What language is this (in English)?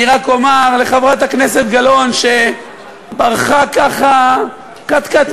Hebrew